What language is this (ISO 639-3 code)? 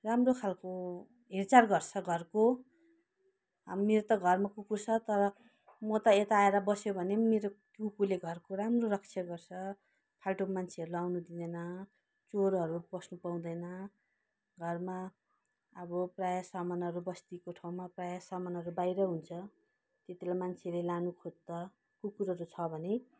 nep